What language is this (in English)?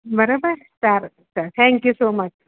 Gujarati